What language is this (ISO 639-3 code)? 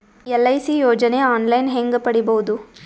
kan